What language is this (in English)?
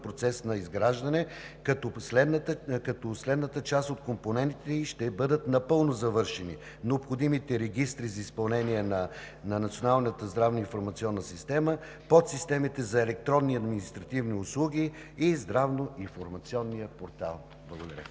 Bulgarian